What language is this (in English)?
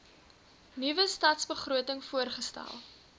Afrikaans